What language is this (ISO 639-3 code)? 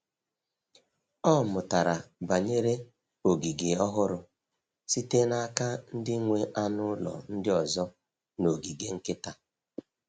ibo